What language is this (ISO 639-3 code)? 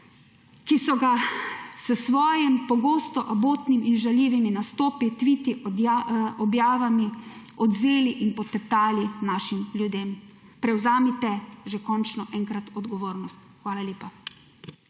slv